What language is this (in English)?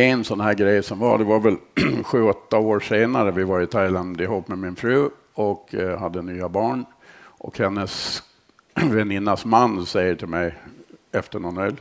Swedish